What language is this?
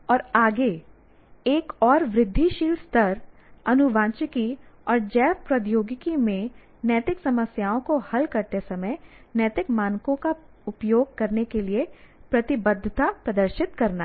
Hindi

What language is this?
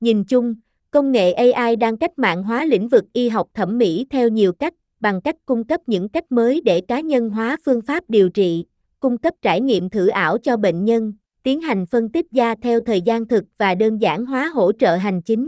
Vietnamese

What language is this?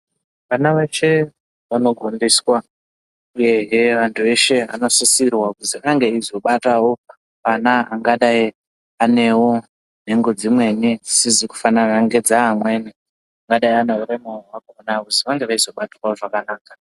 Ndau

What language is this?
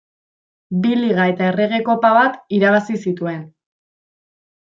Basque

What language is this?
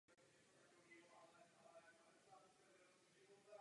Czech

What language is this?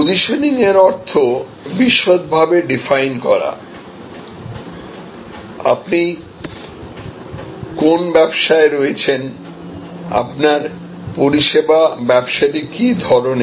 Bangla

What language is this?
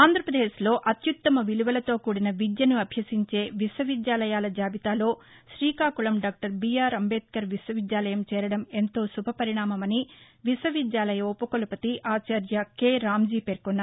Telugu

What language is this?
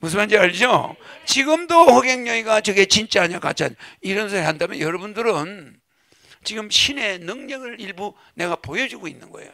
Korean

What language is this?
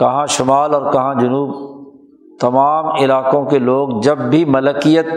Urdu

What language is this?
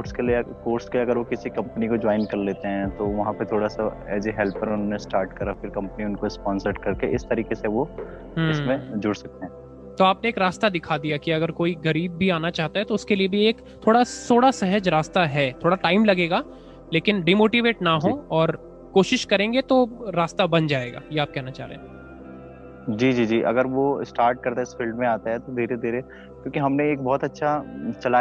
Hindi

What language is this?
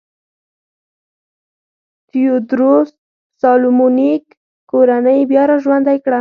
Pashto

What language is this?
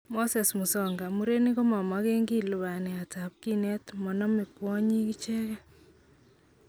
Kalenjin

